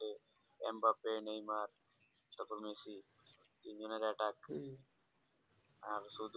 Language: Bangla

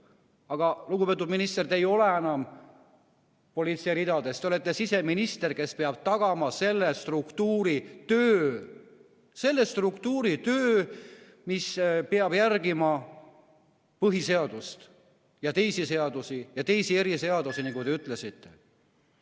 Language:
Estonian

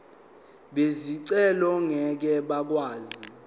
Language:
Zulu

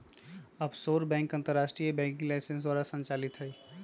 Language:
Magahi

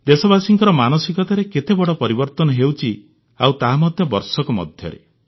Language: Odia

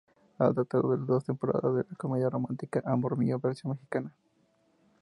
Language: Spanish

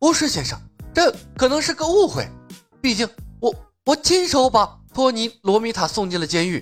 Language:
Chinese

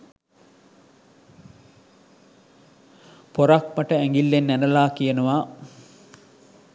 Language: Sinhala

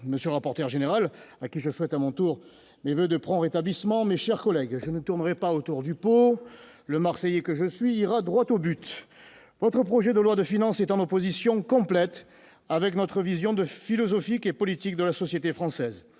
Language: French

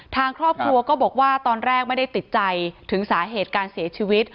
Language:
Thai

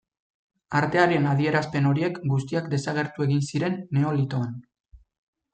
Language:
Basque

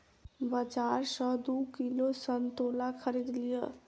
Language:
Maithili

